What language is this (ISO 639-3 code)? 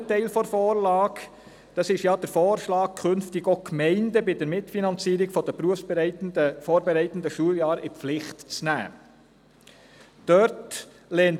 gsw